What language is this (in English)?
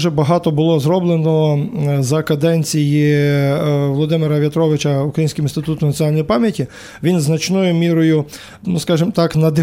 Ukrainian